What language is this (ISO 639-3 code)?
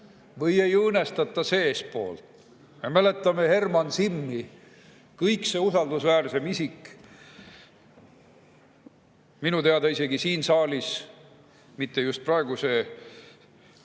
est